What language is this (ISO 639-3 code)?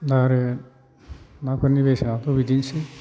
brx